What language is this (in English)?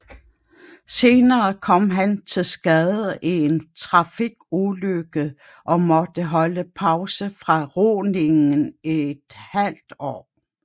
Danish